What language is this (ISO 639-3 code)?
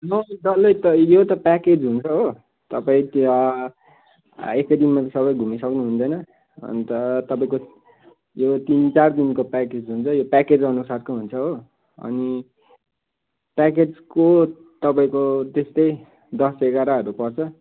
nep